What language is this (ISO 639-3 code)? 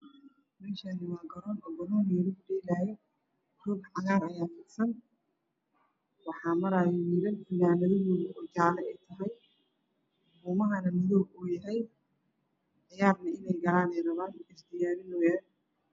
som